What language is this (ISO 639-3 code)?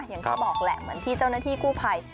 tha